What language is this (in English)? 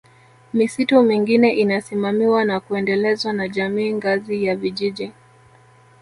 Swahili